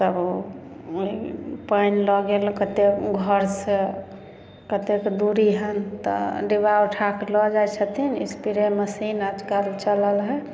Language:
Maithili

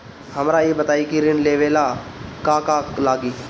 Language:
Bhojpuri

